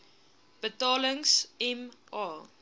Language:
Afrikaans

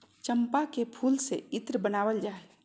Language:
Magahi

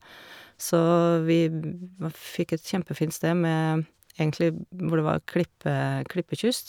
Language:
Norwegian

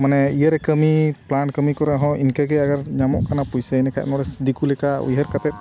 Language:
Santali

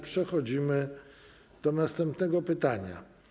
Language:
Polish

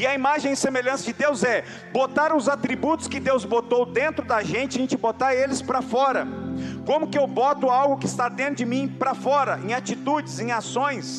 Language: Portuguese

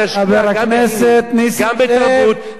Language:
Hebrew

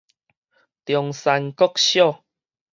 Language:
Min Nan Chinese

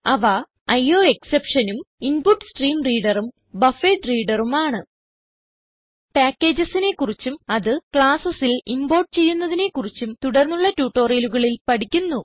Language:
Malayalam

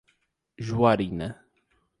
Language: Portuguese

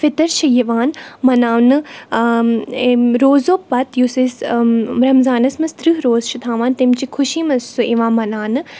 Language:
Kashmiri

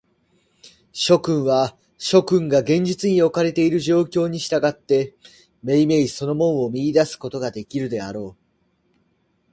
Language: Japanese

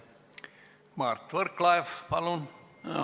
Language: Estonian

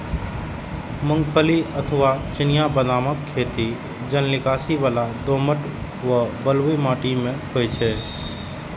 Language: Maithili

